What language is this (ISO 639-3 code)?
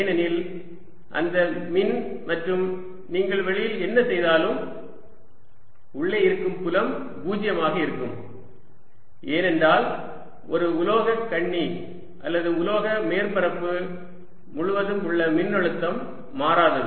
tam